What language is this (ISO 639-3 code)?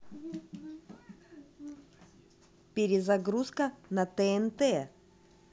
rus